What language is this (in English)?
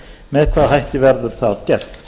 Icelandic